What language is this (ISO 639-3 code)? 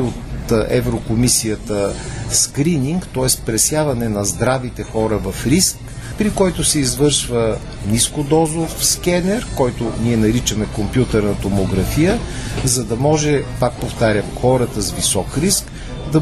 bul